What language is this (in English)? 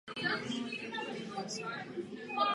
Czech